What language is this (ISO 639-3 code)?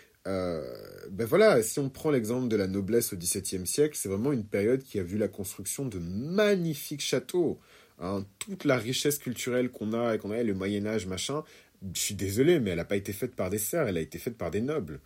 fra